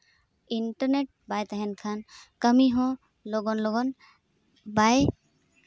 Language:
Santali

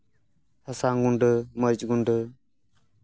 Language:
Santali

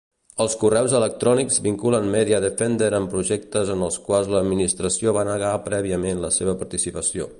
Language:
Catalan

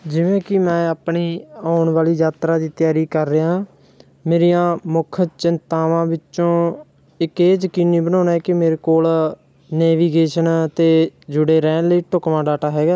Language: Punjabi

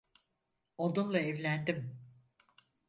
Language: Turkish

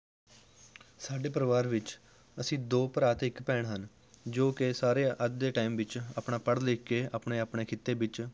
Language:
Punjabi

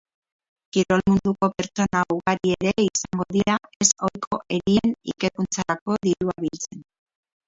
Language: Basque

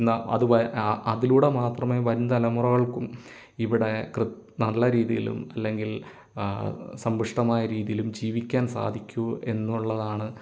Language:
Malayalam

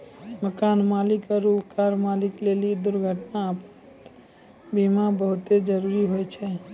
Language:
Maithili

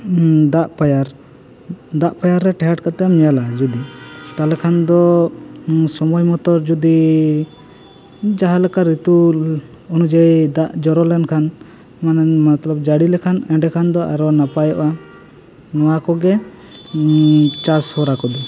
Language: Santali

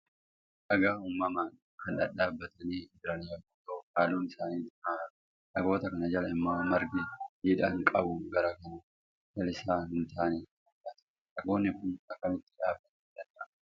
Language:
Oromo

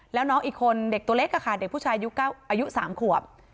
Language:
Thai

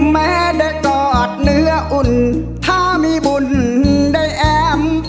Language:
Thai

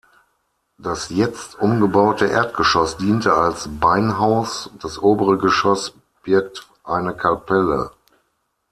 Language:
German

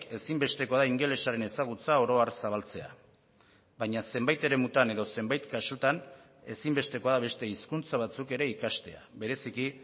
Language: Basque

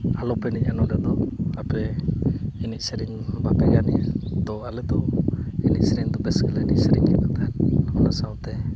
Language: Santali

